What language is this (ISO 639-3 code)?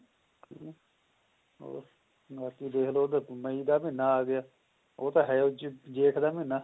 pan